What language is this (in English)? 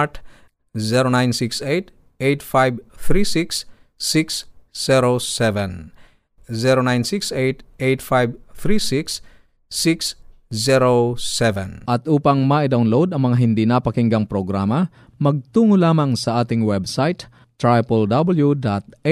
Filipino